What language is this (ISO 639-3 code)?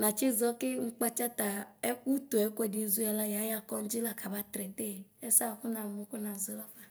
kpo